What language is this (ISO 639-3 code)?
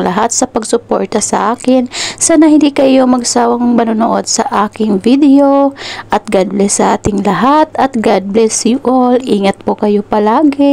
fil